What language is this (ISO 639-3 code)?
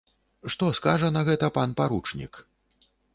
bel